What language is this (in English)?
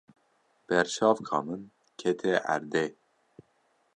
Kurdish